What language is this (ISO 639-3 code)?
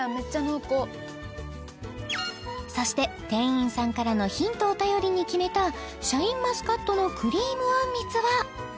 jpn